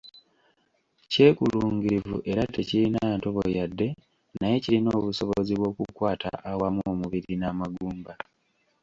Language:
Ganda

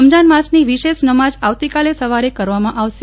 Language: Gujarati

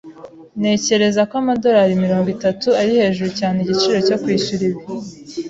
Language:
Kinyarwanda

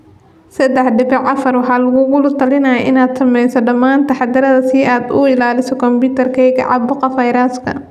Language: Somali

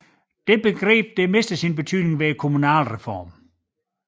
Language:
Danish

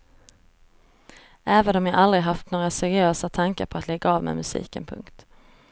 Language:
Swedish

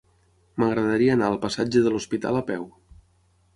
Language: Catalan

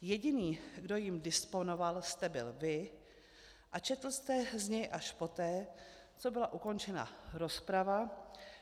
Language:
Czech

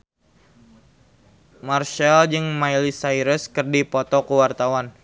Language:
Sundanese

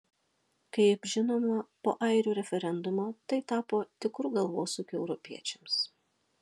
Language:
Lithuanian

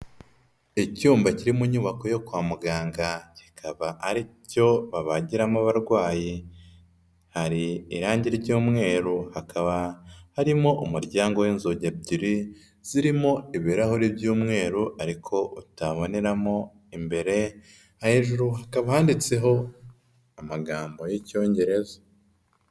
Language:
Kinyarwanda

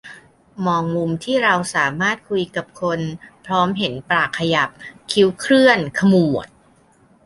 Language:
Thai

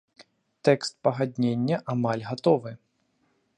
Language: Belarusian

